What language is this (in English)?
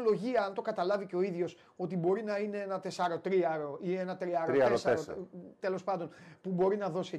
Greek